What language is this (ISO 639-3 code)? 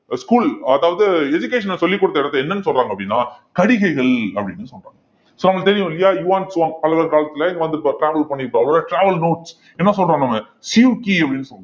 tam